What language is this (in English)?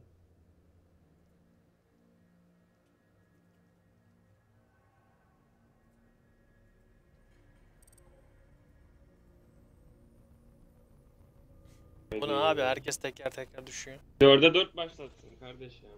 Turkish